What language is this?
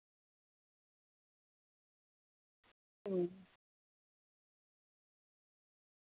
Santali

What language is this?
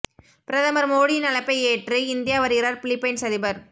Tamil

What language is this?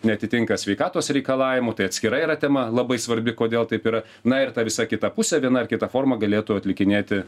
Lithuanian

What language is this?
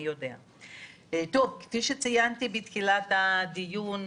Hebrew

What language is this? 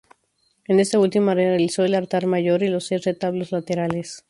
Spanish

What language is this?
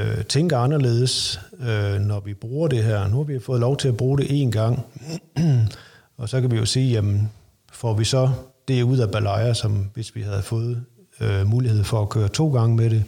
Danish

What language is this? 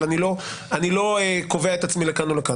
Hebrew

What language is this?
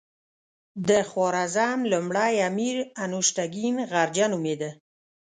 Pashto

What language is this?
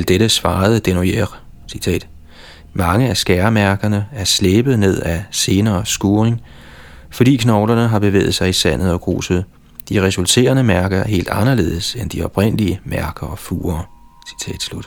Danish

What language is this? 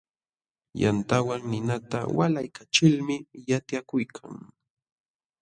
Jauja Wanca Quechua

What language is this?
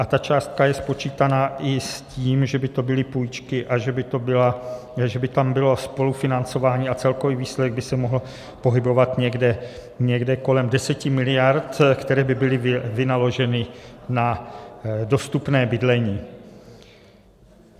Czech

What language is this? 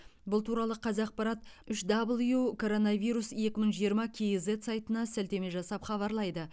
Kazakh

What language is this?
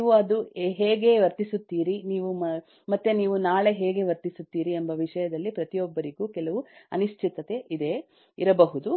Kannada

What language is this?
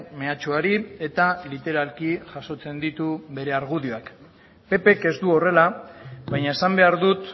Basque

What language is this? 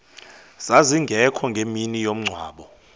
Xhosa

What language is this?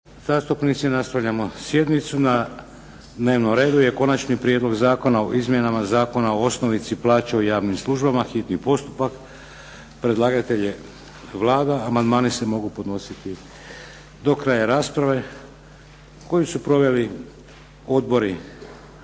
Croatian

